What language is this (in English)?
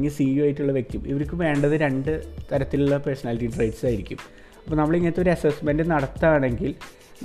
Malayalam